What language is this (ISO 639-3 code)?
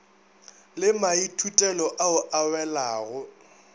nso